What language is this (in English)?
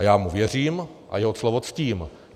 Czech